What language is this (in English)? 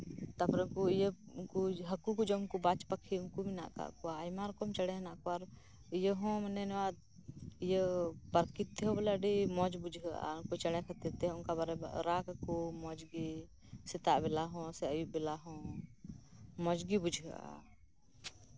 Santali